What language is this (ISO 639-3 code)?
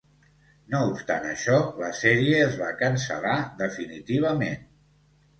cat